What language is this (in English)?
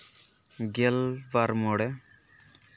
Santali